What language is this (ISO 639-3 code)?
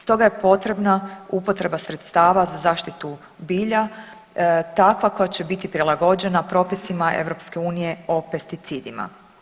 hrv